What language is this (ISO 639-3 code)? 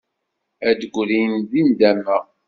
kab